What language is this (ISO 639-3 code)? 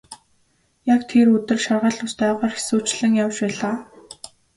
mon